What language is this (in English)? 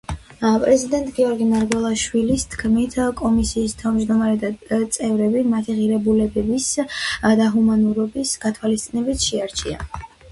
Georgian